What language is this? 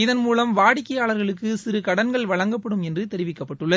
Tamil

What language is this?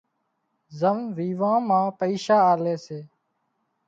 Wadiyara Koli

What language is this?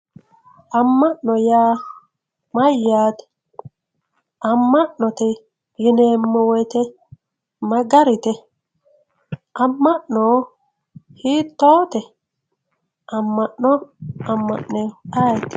Sidamo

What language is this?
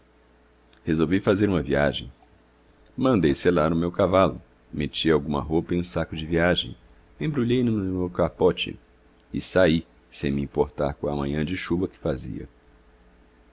Portuguese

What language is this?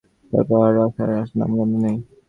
Bangla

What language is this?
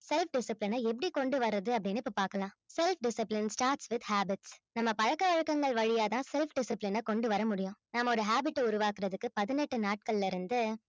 Tamil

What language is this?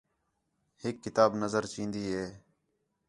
Khetrani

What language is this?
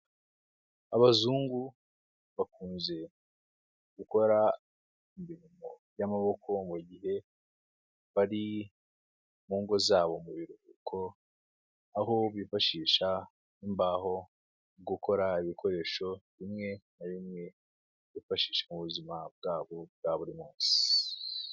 Kinyarwanda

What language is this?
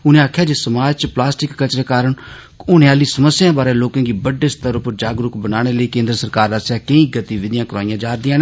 Dogri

